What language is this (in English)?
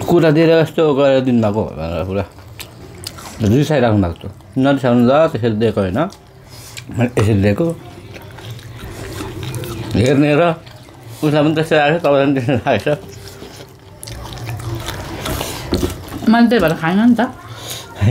Indonesian